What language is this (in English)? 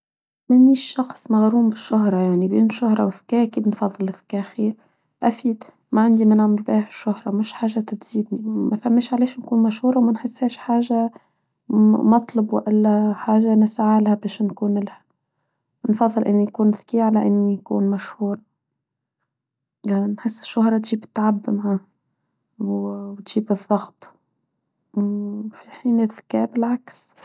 Tunisian Arabic